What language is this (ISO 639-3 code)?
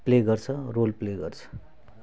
nep